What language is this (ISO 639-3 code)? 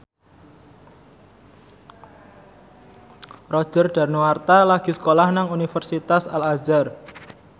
jav